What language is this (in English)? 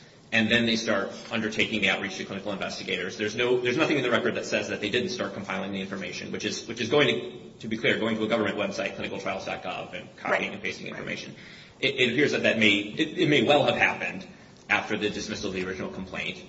English